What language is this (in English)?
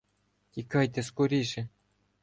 Ukrainian